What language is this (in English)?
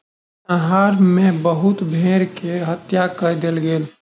Maithili